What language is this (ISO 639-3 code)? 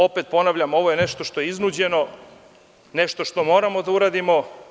srp